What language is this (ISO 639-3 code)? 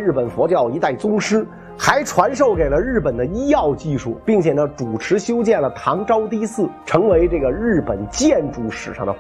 zho